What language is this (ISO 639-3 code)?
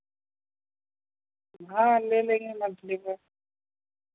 urd